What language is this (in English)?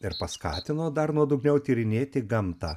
Lithuanian